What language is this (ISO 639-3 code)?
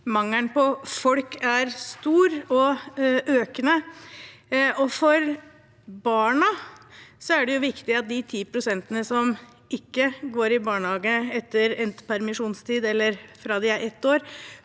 nor